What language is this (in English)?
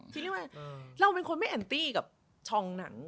Thai